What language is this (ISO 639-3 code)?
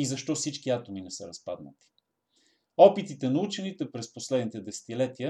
bul